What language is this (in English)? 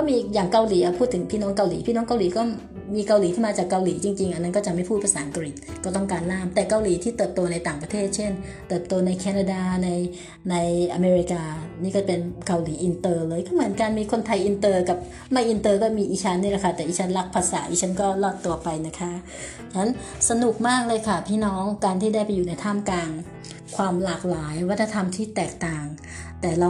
Thai